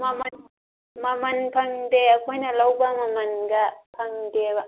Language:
Manipuri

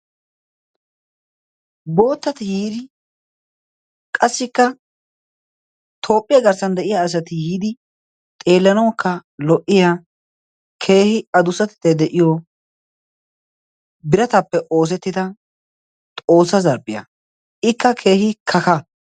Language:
Wolaytta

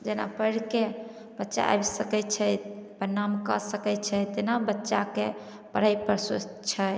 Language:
Maithili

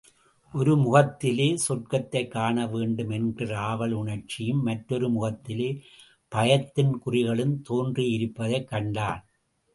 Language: Tamil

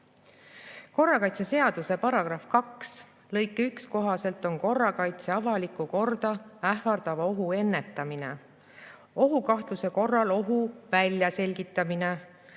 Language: Estonian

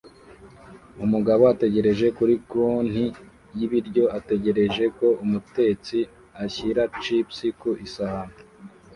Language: Kinyarwanda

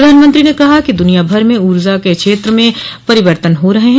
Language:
Hindi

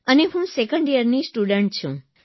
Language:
Gujarati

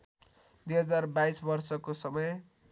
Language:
Nepali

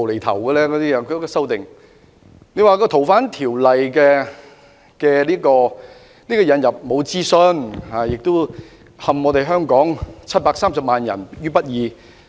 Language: Cantonese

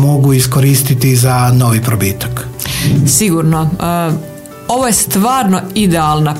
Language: Croatian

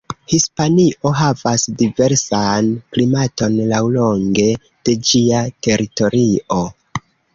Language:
Esperanto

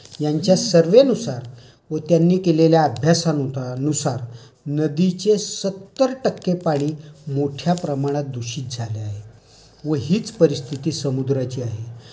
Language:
Marathi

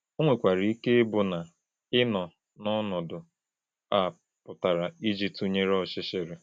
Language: Igbo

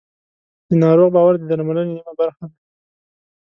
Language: Pashto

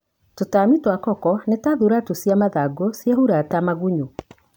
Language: Kikuyu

